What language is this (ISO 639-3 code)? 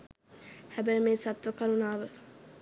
sin